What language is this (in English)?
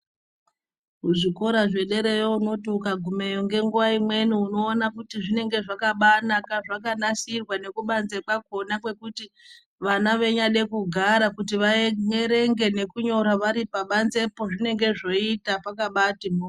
Ndau